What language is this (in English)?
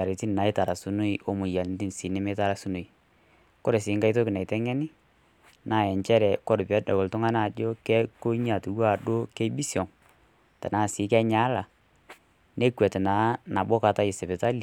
Masai